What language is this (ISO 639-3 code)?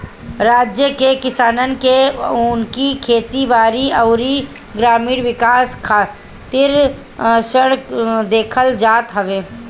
bho